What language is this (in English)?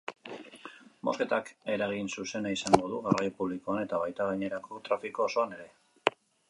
Basque